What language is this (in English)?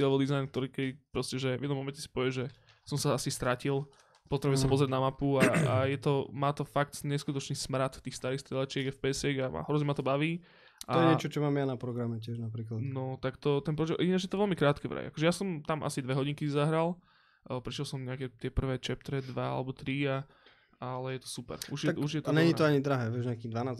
Slovak